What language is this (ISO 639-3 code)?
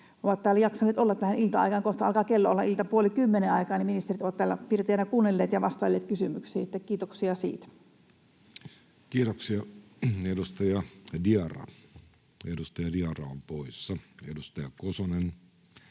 fin